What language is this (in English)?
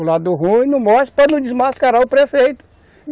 Portuguese